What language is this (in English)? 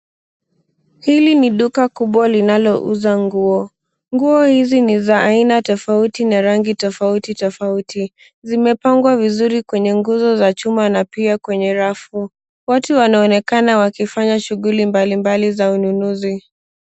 Swahili